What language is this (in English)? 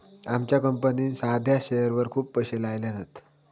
Marathi